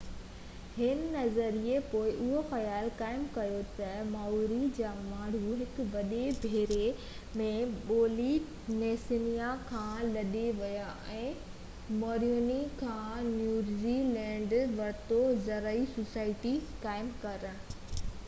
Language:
Sindhi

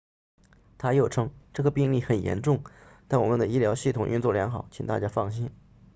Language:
Chinese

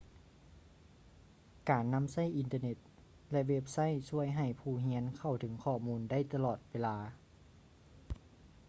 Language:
Lao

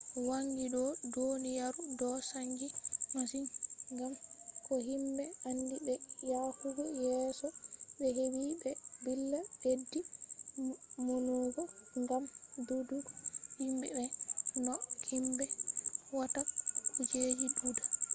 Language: Fula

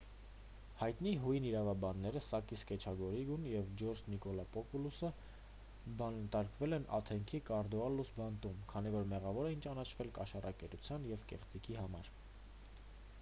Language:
Armenian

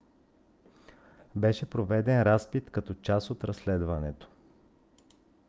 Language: Bulgarian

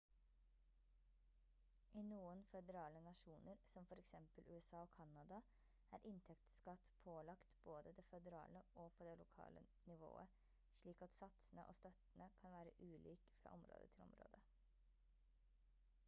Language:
Norwegian Bokmål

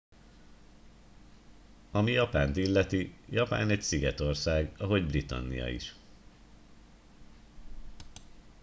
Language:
Hungarian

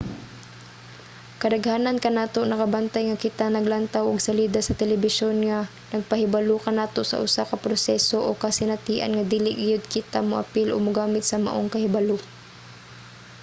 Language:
Cebuano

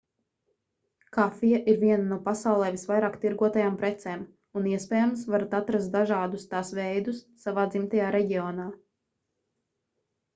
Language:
Latvian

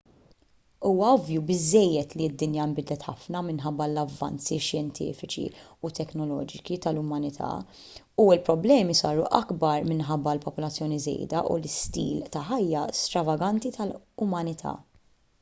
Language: Maltese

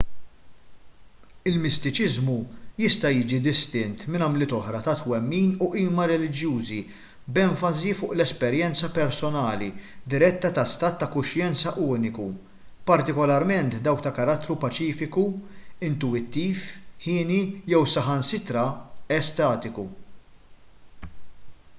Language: Maltese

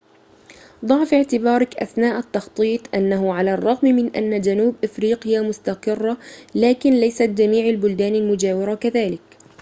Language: Arabic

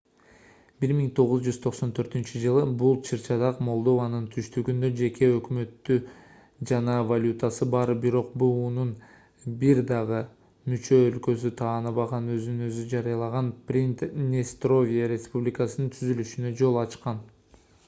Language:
Kyrgyz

